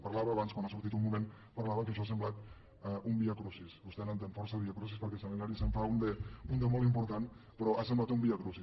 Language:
Catalan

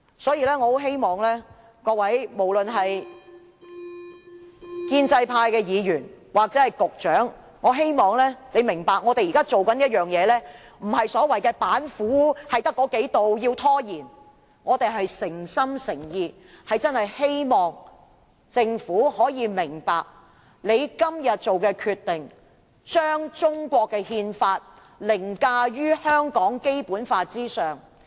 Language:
Cantonese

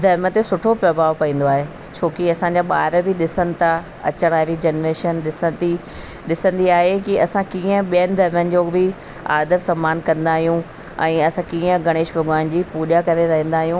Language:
Sindhi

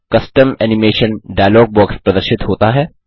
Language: Hindi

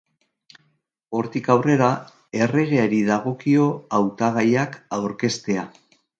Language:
Basque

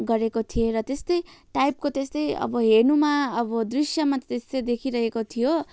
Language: Nepali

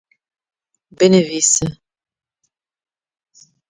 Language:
Kurdish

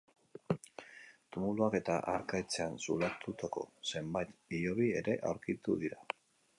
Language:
Basque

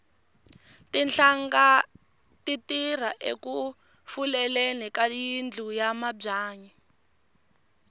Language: Tsonga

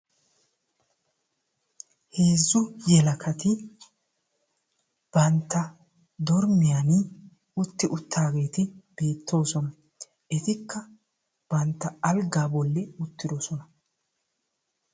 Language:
Wolaytta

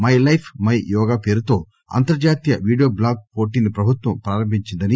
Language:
Telugu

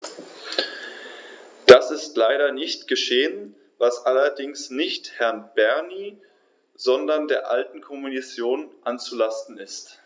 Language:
German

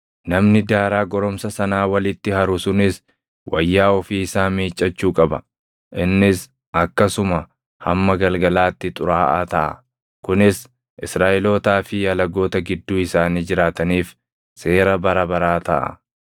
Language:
Oromo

